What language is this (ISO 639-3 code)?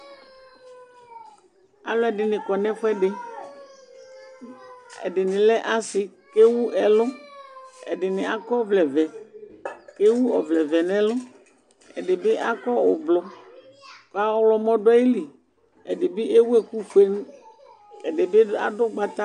kpo